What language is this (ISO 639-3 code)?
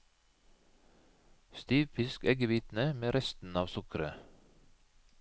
nor